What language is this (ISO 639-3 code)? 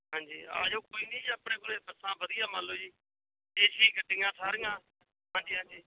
pan